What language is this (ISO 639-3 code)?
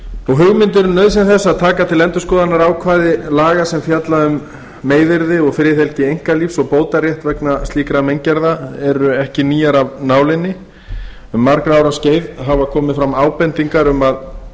isl